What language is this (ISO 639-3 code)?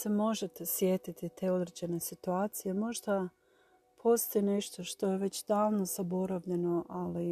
hrv